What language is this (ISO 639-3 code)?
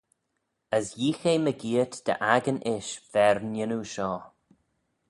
glv